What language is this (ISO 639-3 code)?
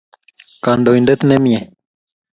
kln